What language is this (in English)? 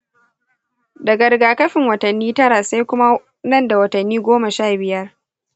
Hausa